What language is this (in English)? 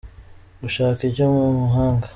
Kinyarwanda